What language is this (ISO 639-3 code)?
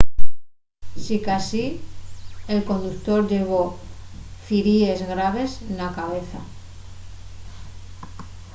ast